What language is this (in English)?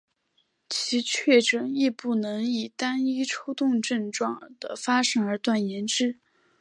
Chinese